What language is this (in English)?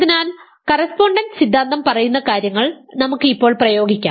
Malayalam